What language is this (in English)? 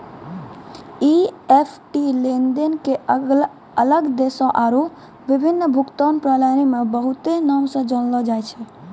Maithili